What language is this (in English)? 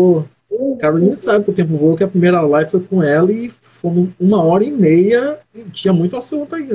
Portuguese